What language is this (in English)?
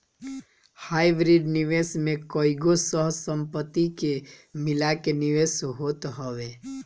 Bhojpuri